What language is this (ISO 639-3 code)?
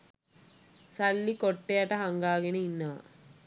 sin